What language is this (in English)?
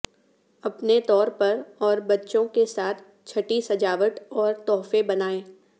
Urdu